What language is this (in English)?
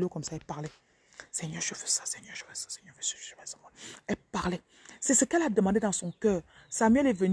French